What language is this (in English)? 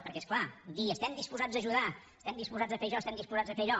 Catalan